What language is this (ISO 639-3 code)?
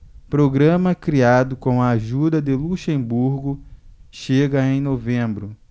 por